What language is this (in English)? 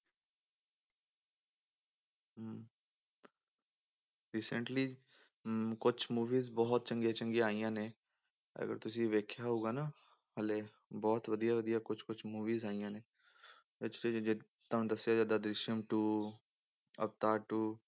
Punjabi